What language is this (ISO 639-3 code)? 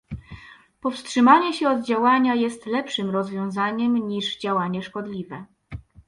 pol